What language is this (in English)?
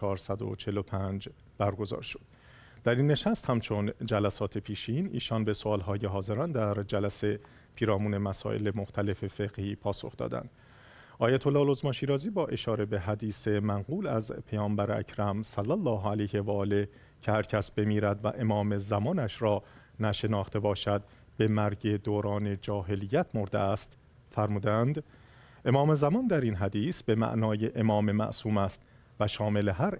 Persian